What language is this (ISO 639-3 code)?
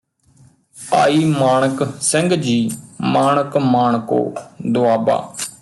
pan